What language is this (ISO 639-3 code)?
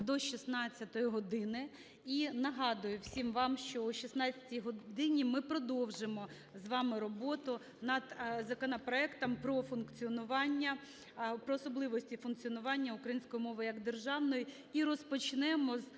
ukr